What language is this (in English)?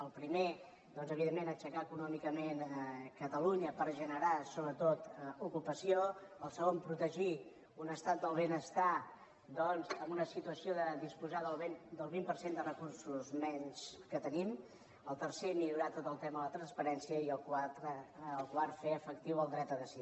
Catalan